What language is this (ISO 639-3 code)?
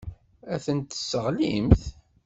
kab